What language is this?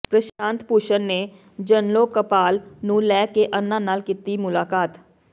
Punjabi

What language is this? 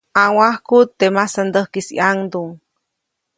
Copainalá Zoque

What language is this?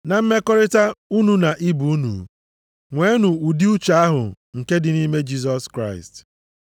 Igbo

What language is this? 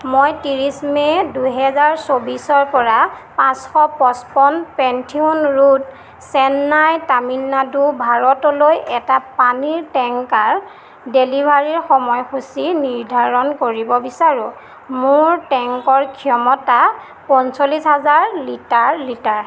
Assamese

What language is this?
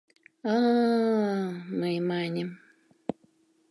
Mari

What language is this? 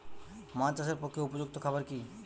Bangla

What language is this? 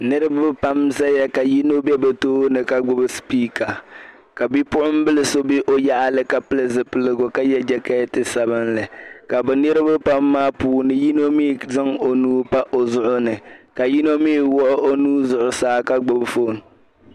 Dagbani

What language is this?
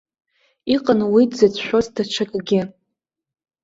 Abkhazian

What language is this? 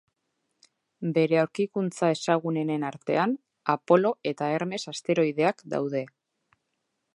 Basque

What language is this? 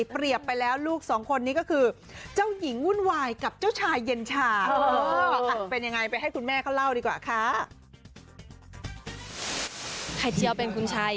Thai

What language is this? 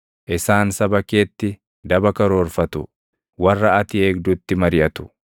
Oromo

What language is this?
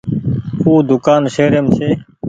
Goaria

